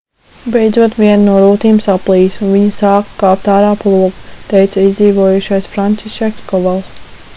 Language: Latvian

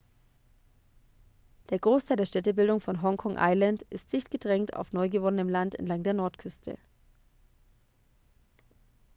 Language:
German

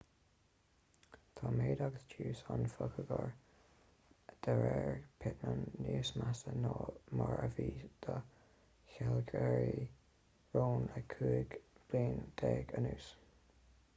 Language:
Irish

